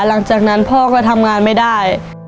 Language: Thai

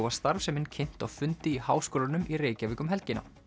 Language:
Icelandic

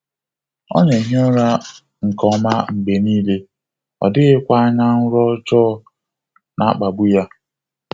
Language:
Igbo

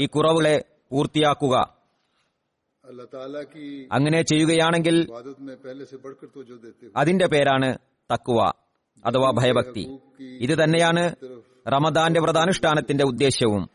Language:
Malayalam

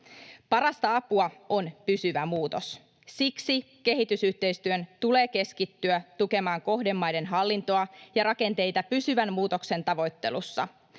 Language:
Finnish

